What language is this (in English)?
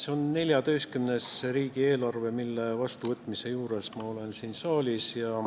Estonian